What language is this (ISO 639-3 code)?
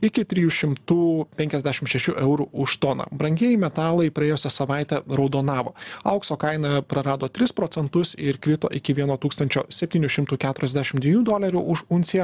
lit